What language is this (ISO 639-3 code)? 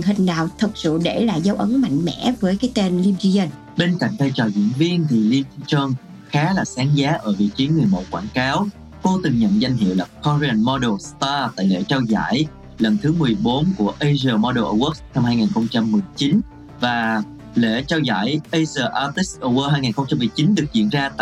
vie